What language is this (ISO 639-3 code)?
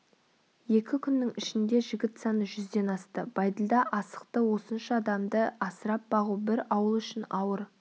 kaz